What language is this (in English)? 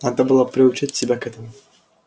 Russian